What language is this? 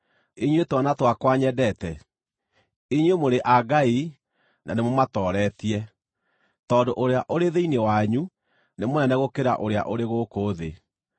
Kikuyu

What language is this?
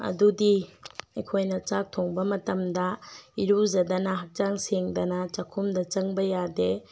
Manipuri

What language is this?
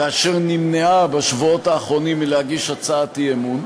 Hebrew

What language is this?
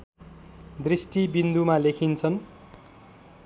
Nepali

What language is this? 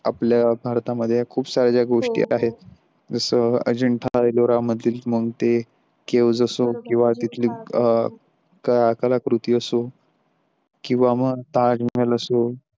Marathi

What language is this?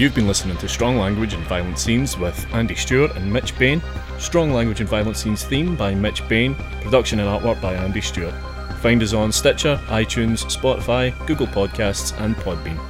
English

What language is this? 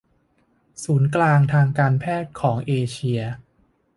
Thai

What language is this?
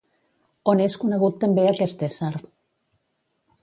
Catalan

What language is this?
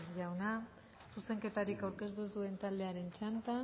Basque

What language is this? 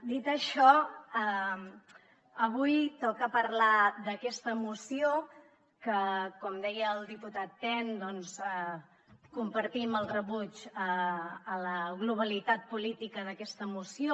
Catalan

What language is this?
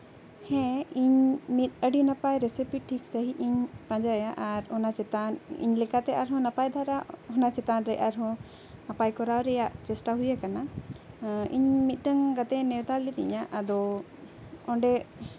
Santali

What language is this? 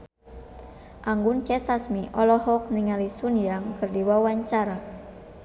Sundanese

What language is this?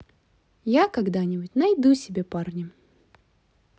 Russian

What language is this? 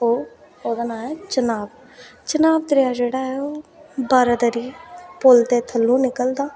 Dogri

